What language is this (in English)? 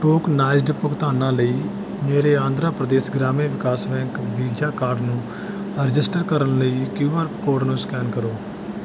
Punjabi